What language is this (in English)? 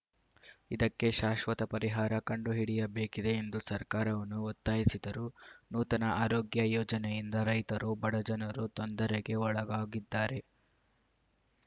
Kannada